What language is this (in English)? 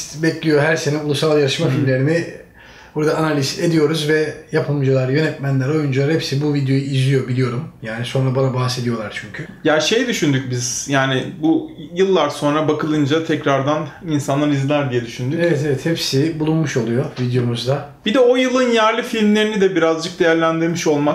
Turkish